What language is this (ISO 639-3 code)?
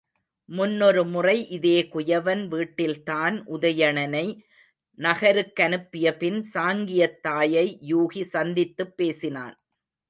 tam